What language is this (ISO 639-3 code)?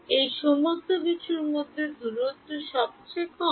ben